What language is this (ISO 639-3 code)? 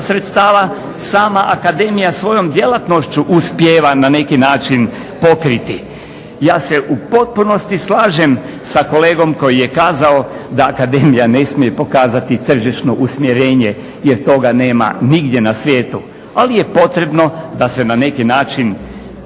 hrv